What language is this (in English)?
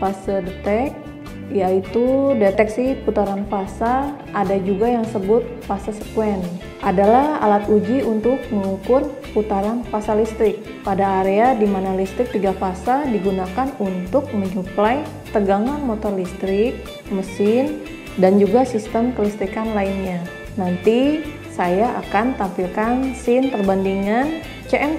Indonesian